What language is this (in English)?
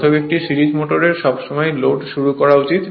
Bangla